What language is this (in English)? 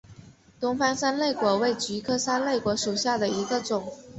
Chinese